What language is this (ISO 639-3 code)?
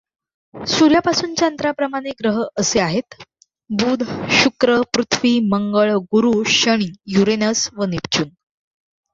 mar